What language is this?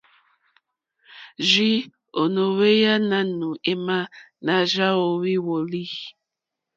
Mokpwe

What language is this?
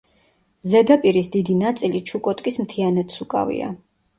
Georgian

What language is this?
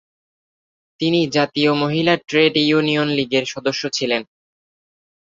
Bangla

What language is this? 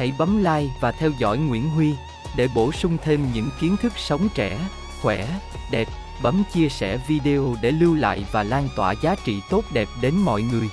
Vietnamese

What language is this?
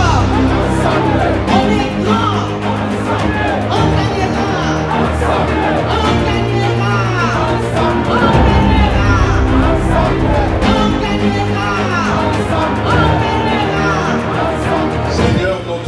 French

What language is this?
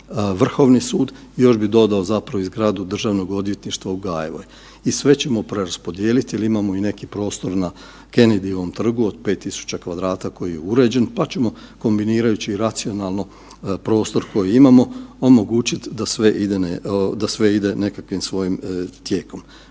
Croatian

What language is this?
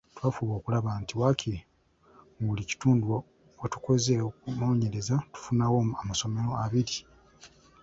Ganda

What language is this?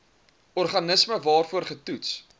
Afrikaans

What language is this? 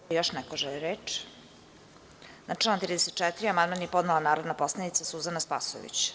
Serbian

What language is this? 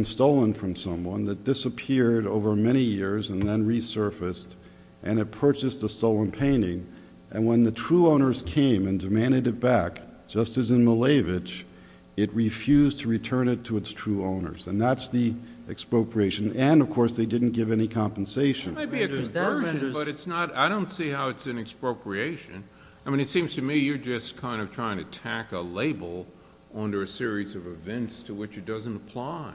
English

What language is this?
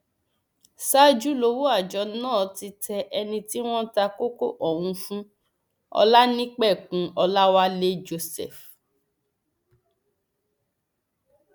Yoruba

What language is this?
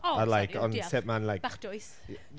Welsh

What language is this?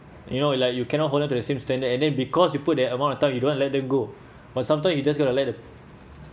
English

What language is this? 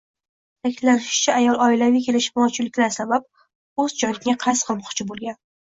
Uzbek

